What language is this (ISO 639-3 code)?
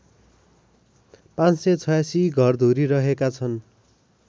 nep